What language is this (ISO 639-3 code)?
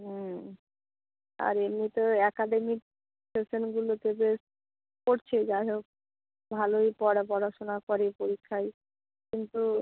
ben